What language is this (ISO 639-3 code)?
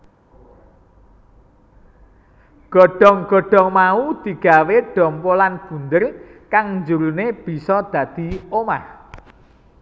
jav